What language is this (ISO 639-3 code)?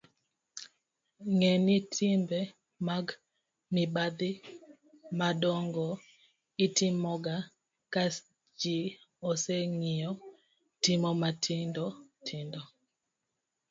luo